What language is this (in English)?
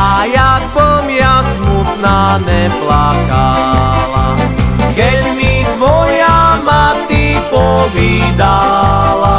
Slovak